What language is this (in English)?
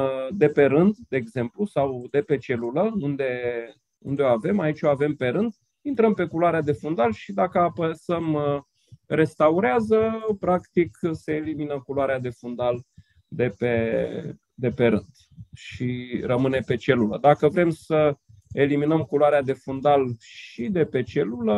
Romanian